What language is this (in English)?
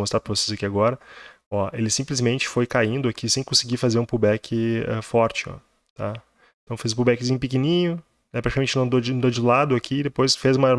Portuguese